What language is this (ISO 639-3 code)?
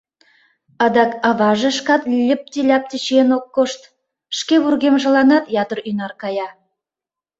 chm